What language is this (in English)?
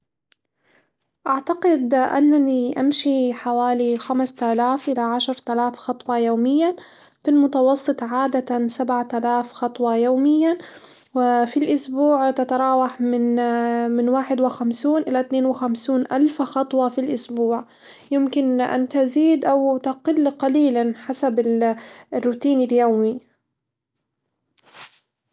Hijazi Arabic